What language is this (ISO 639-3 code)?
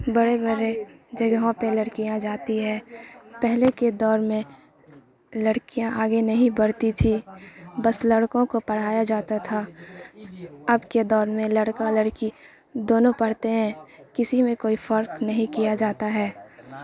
urd